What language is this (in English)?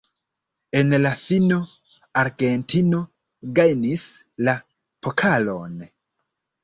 Esperanto